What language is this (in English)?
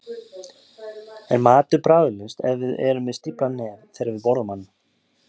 Icelandic